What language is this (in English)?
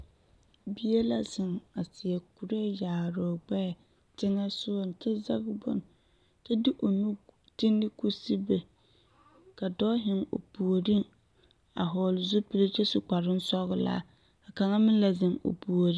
Southern Dagaare